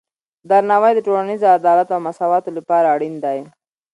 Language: Pashto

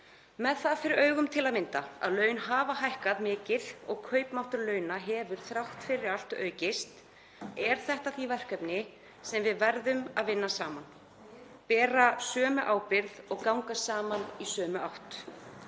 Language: Icelandic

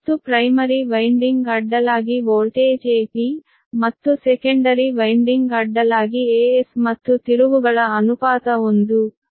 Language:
Kannada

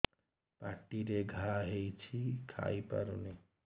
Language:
Odia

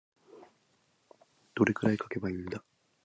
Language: Japanese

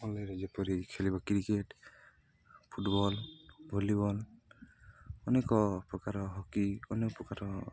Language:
Odia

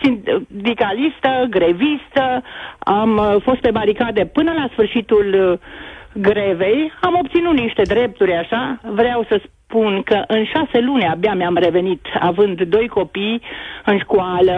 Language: Romanian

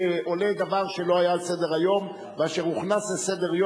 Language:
Hebrew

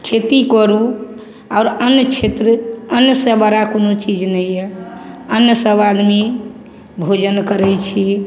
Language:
Maithili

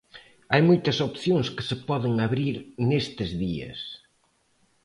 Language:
Galician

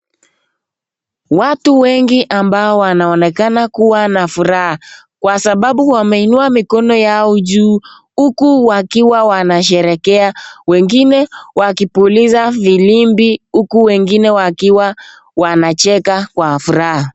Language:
Swahili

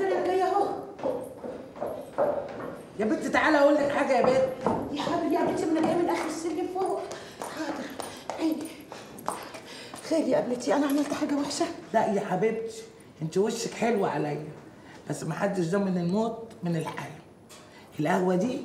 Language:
Arabic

